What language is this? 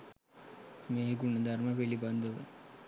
Sinhala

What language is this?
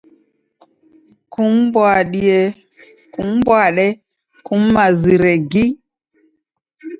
Taita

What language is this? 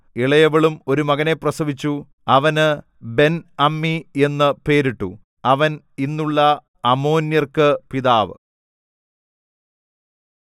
Malayalam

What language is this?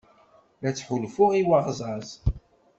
Kabyle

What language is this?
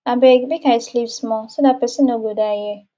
Nigerian Pidgin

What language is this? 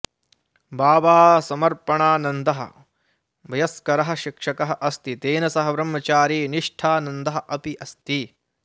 Sanskrit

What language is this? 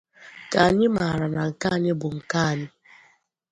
Igbo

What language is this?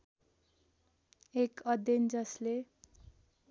Nepali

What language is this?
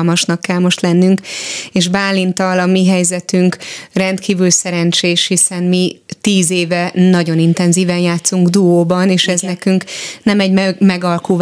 Hungarian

